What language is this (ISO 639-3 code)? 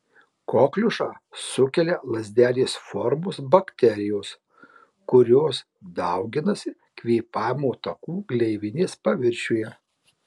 lit